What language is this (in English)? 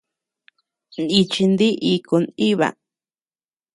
Tepeuxila Cuicatec